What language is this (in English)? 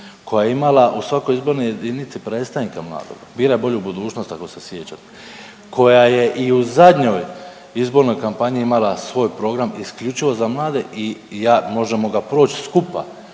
Croatian